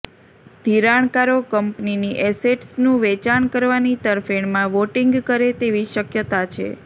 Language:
Gujarati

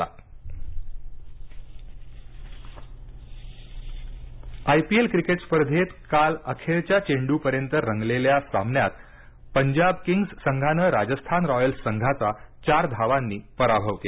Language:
Marathi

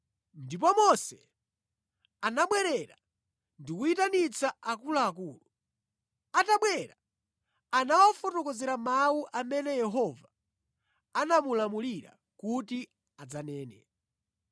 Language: Nyanja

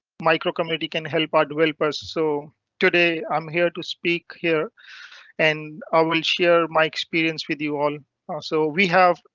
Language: English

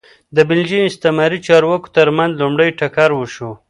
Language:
Pashto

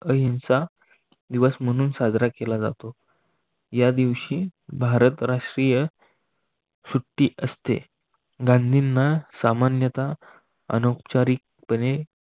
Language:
Marathi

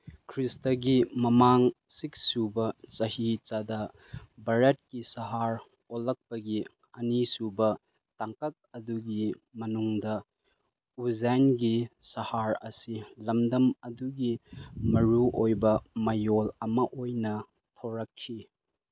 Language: Manipuri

